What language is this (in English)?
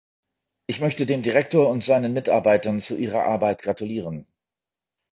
German